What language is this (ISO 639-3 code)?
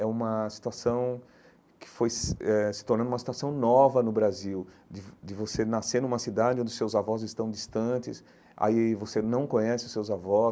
por